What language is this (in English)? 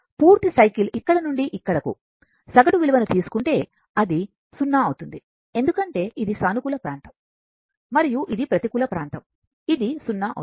Telugu